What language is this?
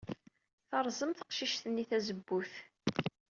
Kabyle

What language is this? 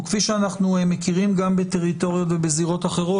Hebrew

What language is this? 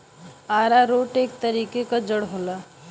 Bhojpuri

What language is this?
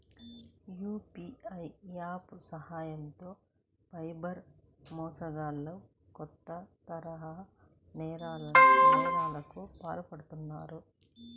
Telugu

